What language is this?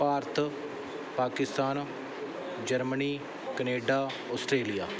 Punjabi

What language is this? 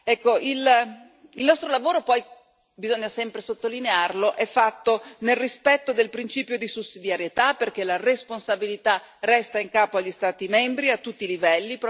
Italian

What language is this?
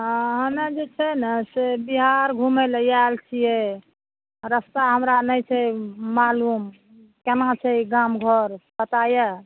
Maithili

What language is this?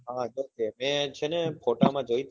Gujarati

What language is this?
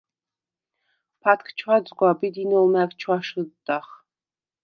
Svan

